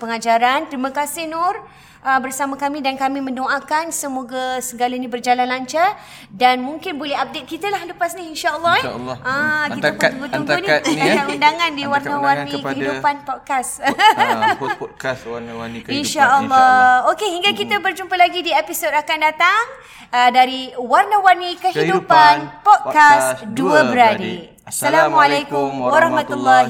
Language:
Malay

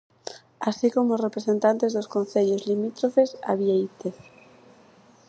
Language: Galician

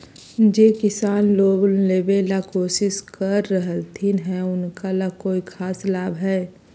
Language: Magahi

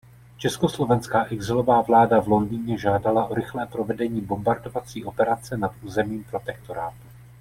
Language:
Czech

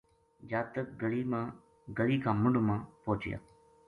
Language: Gujari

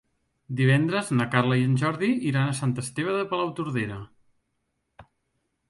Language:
Catalan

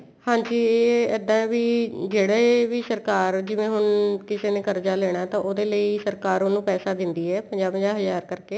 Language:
Punjabi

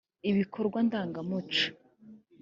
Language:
Kinyarwanda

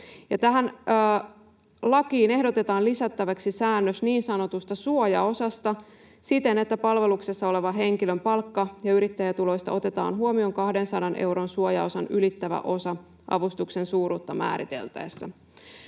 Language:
Finnish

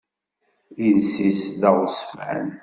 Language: Kabyle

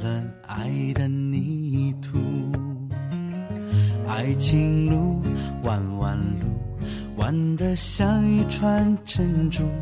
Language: Chinese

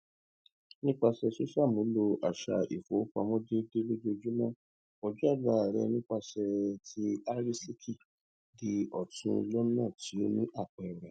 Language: Yoruba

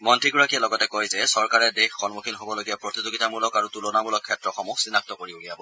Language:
Assamese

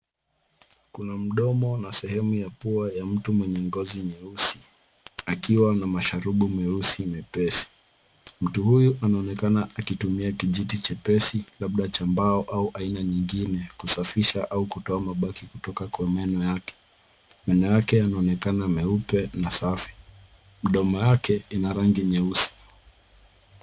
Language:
Swahili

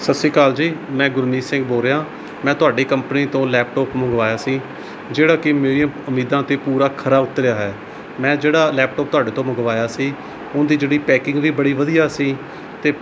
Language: Punjabi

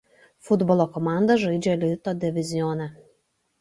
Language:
Lithuanian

